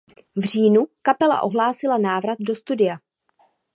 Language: Czech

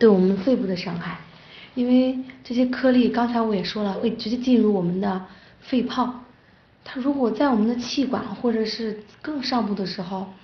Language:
Chinese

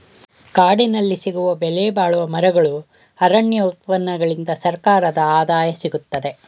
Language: Kannada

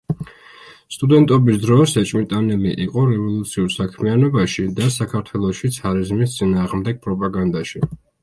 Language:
Georgian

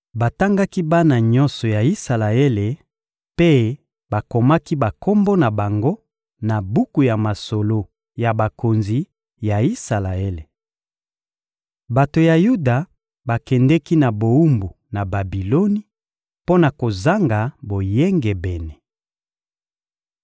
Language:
Lingala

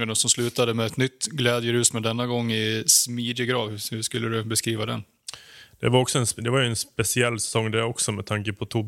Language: Swedish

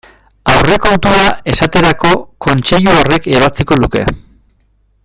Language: Basque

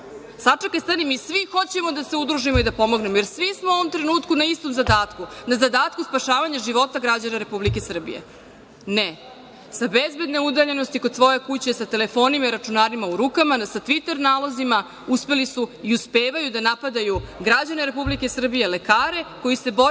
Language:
Serbian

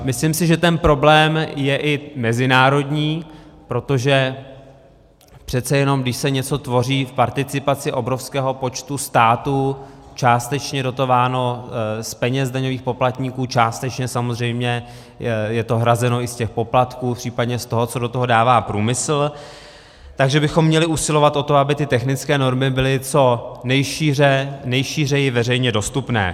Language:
Czech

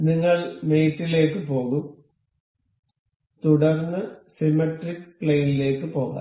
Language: Malayalam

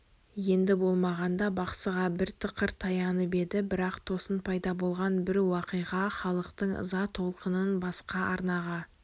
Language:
Kazakh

